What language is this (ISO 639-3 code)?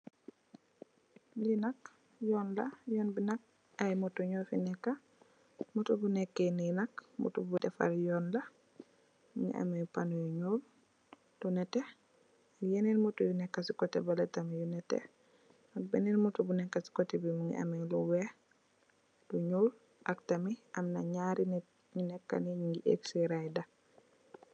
wol